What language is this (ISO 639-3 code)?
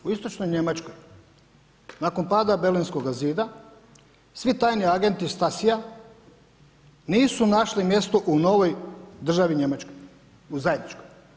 hrv